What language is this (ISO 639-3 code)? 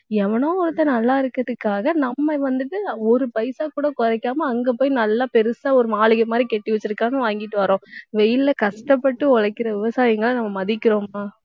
tam